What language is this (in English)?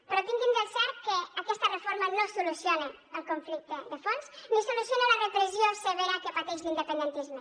Catalan